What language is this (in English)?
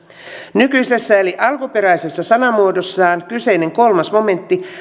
Finnish